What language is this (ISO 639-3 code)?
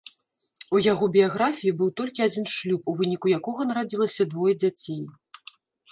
bel